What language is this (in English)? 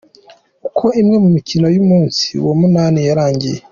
Kinyarwanda